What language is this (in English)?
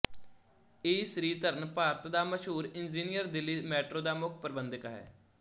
Punjabi